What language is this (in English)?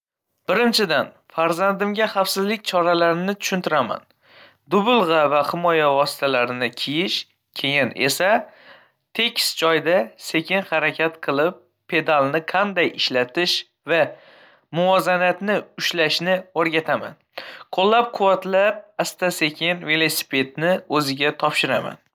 Uzbek